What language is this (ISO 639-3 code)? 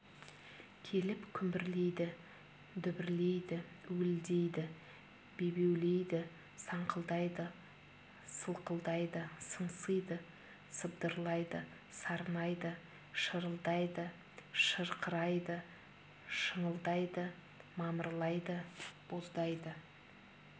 kaz